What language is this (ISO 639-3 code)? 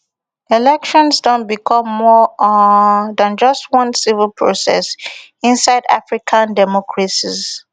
pcm